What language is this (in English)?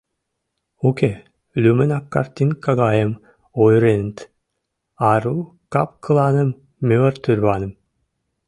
Mari